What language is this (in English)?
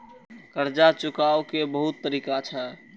Maithili